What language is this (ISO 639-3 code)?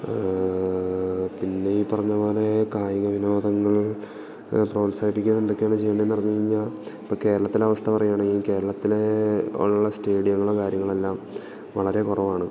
mal